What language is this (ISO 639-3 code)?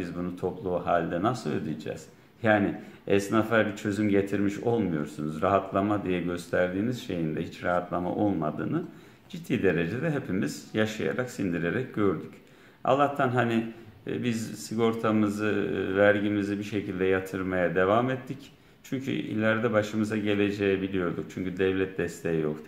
tur